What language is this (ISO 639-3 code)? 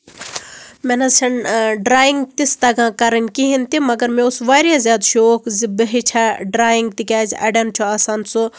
kas